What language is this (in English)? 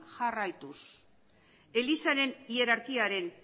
Basque